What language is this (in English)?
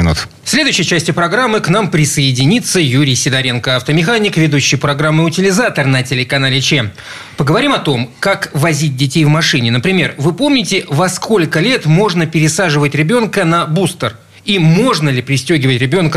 Russian